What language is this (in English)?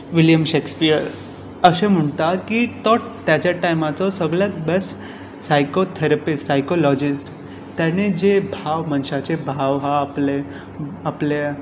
Konkani